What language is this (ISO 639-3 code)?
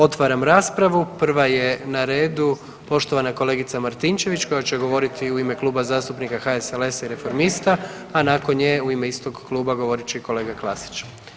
hrv